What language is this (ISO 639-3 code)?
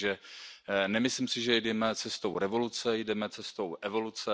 ces